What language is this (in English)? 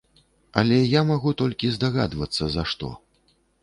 Belarusian